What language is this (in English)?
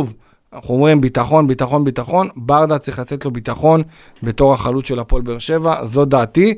Hebrew